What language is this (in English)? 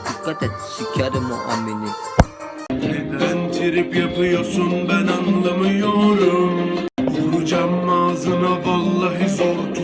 Turkish